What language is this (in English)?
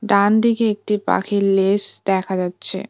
Bangla